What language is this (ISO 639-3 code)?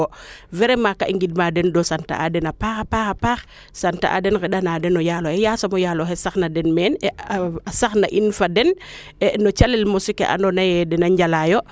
srr